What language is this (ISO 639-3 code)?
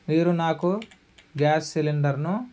tel